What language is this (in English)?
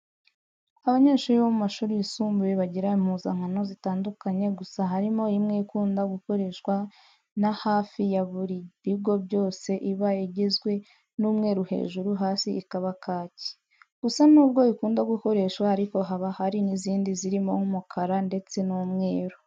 Kinyarwanda